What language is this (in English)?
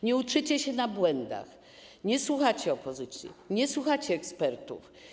Polish